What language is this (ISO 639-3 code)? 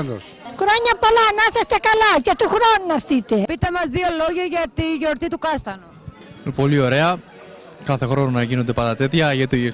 ell